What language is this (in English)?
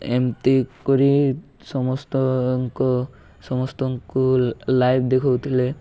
Odia